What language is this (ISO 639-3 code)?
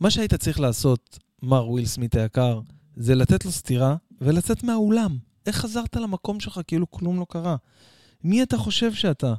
heb